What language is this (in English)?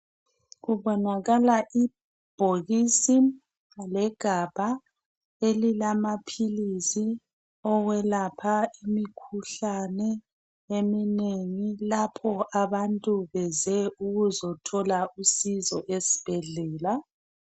North Ndebele